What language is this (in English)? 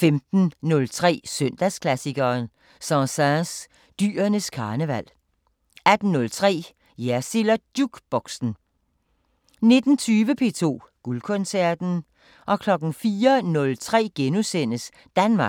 Danish